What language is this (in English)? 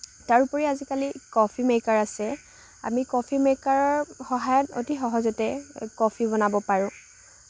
Assamese